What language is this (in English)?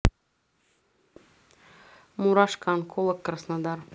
Russian